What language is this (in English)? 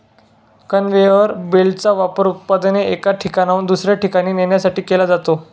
Marathi